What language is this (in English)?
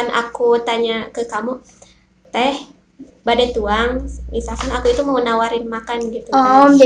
Indonesian